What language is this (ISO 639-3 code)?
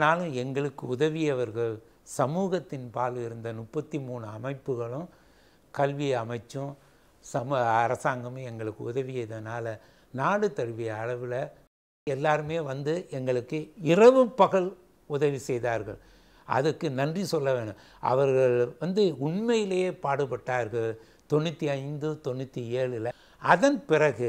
kor